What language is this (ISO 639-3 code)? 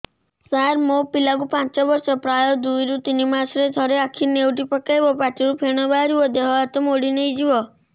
ori